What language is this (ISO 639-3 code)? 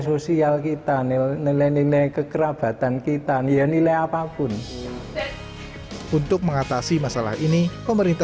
ind